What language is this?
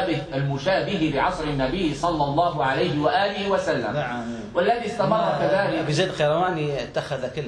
Arabic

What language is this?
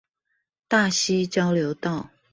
Chinese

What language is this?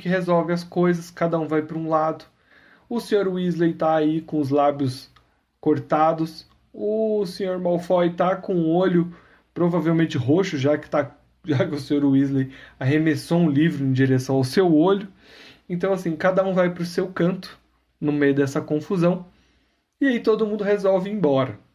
Portuguese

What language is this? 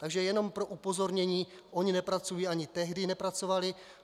Czech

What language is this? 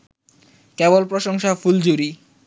Bangla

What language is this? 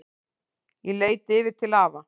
Icelandic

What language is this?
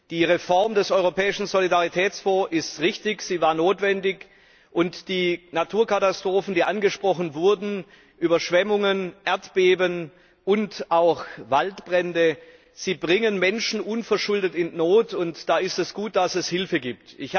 German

